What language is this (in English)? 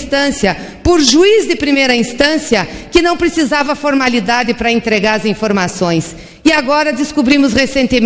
Portuguese